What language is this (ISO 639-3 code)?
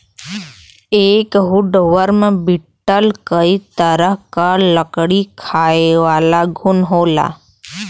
bho